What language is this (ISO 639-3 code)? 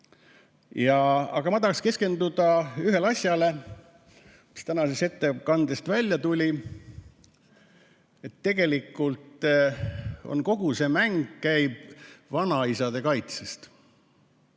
est